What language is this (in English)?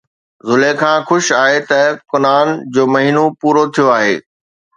Sindhi